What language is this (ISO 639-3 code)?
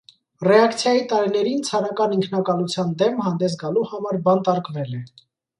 hye